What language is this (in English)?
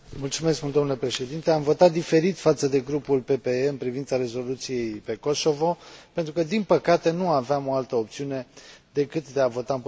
Romanian